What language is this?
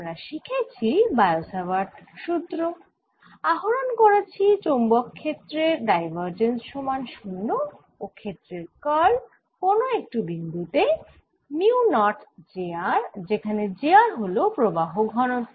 Bangla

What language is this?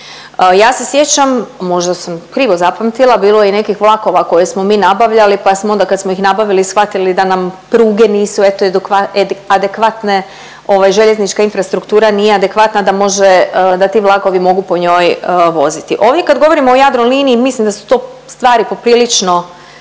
Croatian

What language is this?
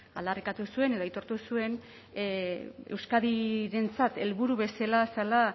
Basque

